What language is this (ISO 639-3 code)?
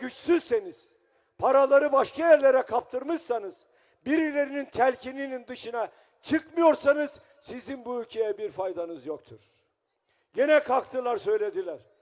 tur